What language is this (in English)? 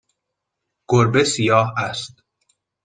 Persian